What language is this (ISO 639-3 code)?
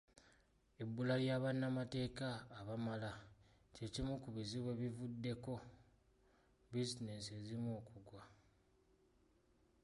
lug